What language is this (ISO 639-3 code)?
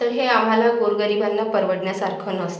mar